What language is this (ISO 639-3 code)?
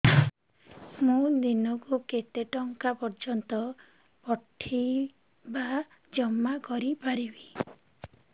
ori